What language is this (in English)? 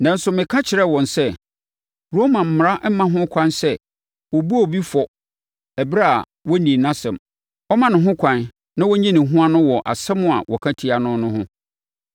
Akan